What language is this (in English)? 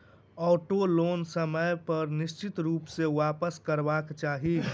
Maithili